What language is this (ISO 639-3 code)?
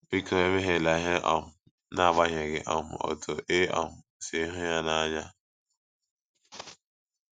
ibo